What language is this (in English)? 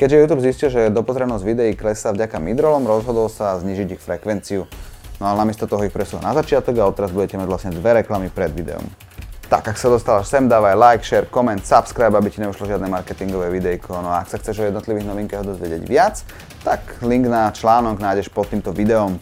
Slovak